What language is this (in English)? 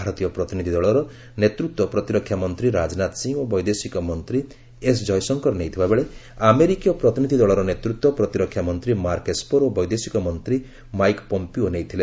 Odia